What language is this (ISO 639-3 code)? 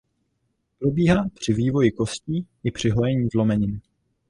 ces